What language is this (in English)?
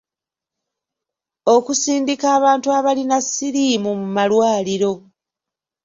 Ganda